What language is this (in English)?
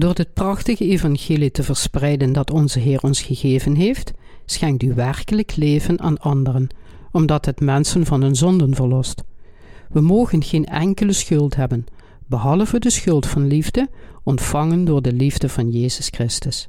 Dutch